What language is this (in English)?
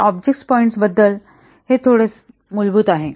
Marathi